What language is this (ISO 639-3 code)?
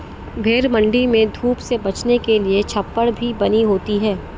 hin